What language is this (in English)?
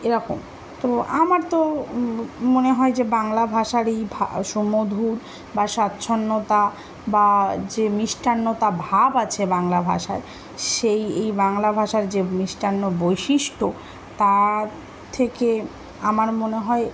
Bangla